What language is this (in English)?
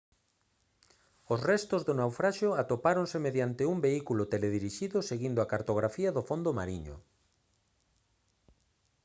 Galician